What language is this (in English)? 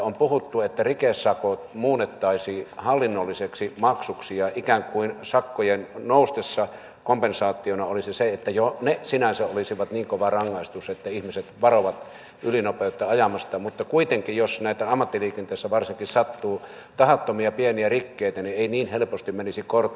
Finnish